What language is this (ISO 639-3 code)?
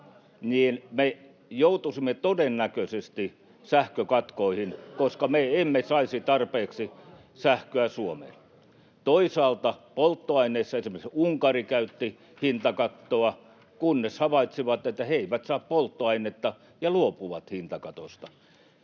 fin